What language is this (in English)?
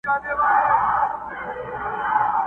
Pashto